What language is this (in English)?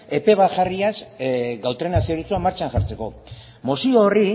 Basque